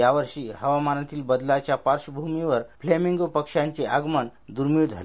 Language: Marathi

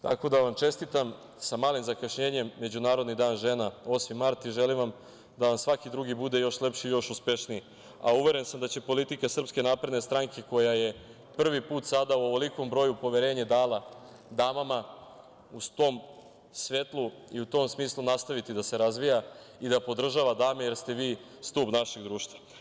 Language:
Serbian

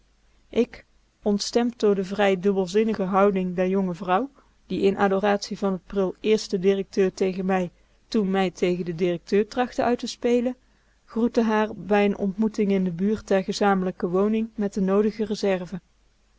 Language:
Dutch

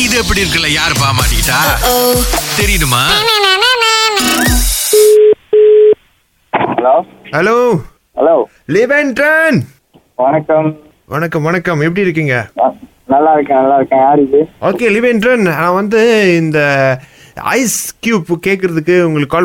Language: Tamil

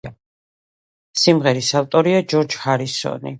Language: Georgian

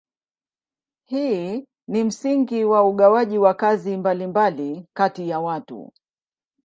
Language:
Swahili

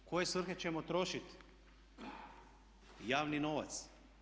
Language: Croatian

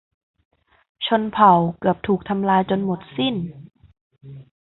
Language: Thai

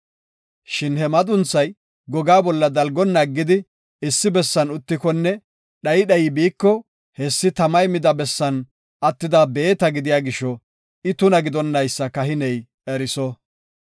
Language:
Gofa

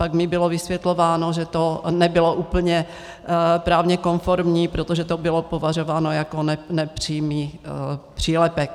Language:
Czech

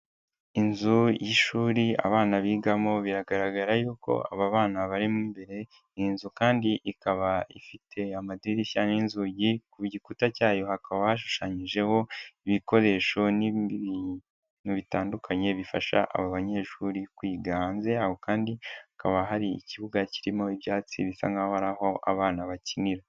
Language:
Kinyarwanda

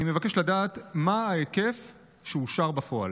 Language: Hebrew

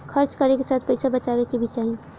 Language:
Bhojpuri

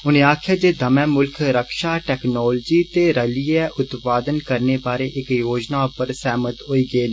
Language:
Dogri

